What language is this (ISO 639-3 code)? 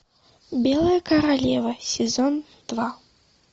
rus